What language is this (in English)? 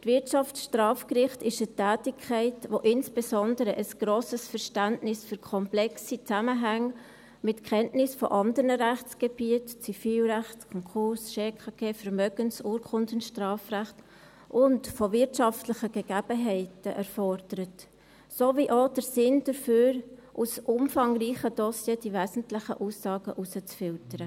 Swiss German